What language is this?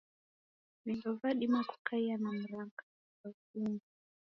Taita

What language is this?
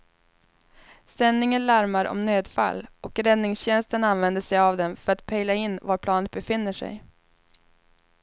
Swedish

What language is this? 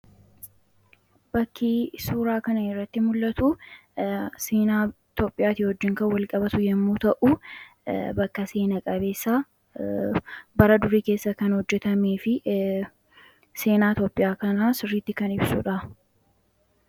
Oromo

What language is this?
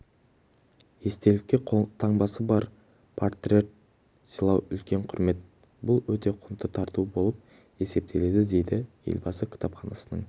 Kazakh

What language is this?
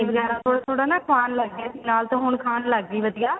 Punjabi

